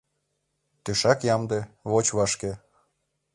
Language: Mari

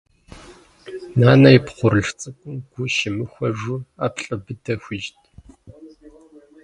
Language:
Kabardian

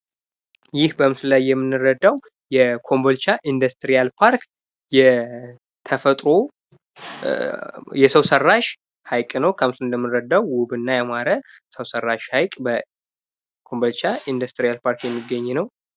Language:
Amharic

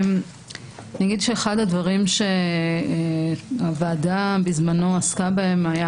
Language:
Hebrew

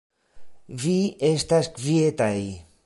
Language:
Esperanto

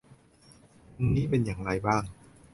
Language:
Thai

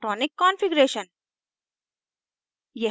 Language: Hindi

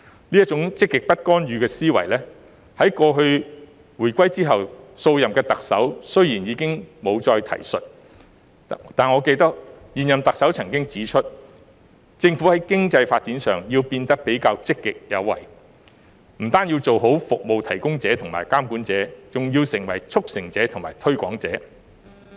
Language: Cantonese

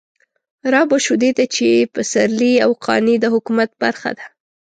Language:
Pashto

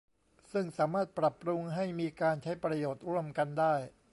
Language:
Thai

